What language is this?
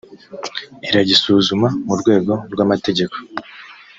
Kinyarwanda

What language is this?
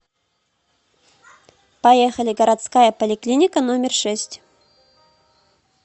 Russian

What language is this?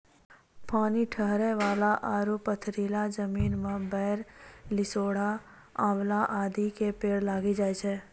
Maithili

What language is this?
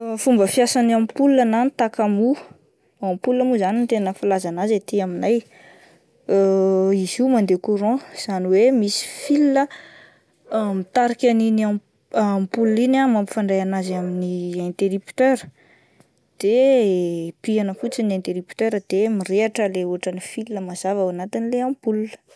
Malagasy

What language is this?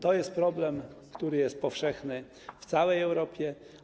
Polish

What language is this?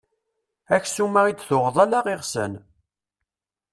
Kabyle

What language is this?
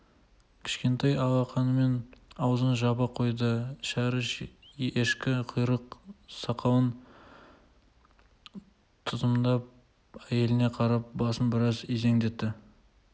Kazakh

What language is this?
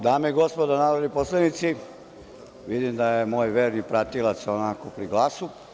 Serbian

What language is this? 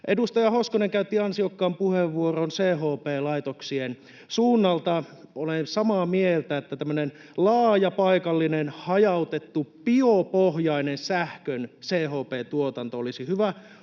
Finnish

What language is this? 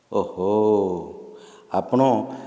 Odia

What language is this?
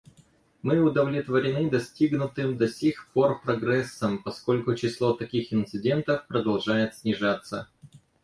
Russian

